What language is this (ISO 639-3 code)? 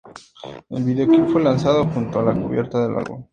spa